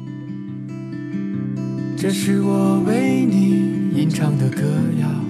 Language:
Chinese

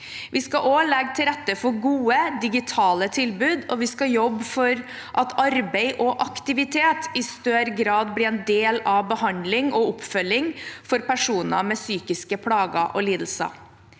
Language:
Norwegian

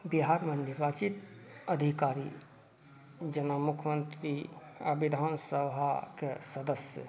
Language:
Maithili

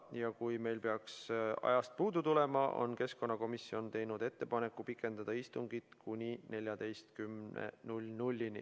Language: Estonian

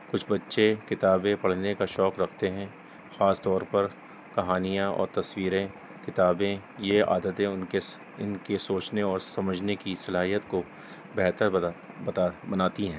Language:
Urdu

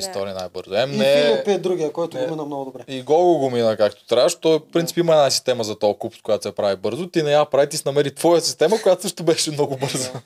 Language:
Bulgarian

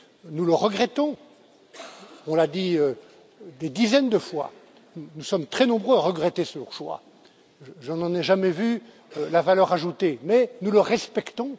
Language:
French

